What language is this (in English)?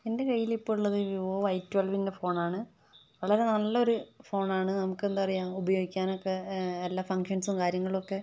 Malayalam